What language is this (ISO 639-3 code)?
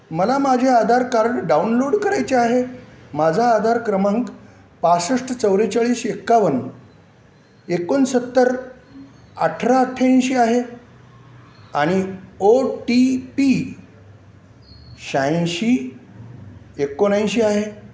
mar